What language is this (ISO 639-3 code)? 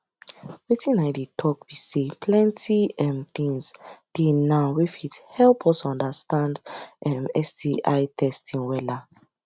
pcm